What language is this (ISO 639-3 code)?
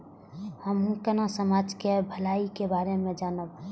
mai